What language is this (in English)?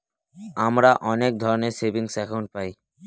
Bangla